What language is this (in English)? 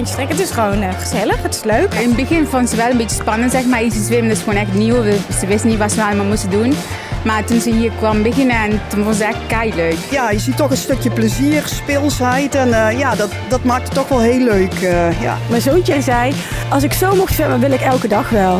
Dutch